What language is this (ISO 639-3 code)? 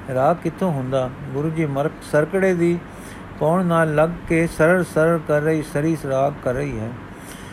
pan